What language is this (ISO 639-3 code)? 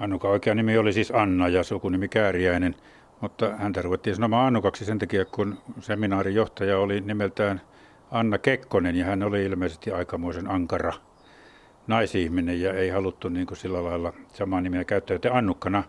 fin